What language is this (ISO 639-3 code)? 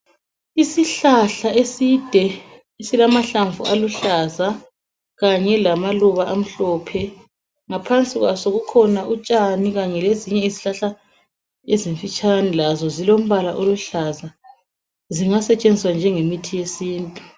nde